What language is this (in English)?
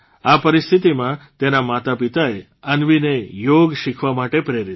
Gujarati